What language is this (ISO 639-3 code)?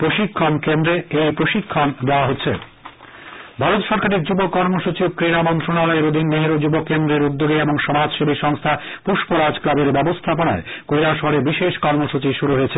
ben